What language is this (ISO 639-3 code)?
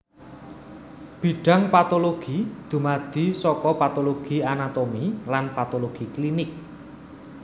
jav